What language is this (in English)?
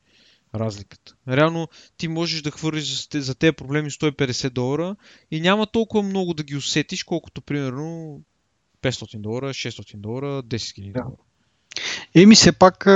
Bulgarian